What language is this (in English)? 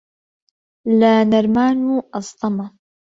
Central Kurdish